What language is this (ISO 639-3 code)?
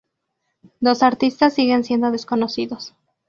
spa